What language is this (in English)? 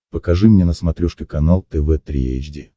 Russian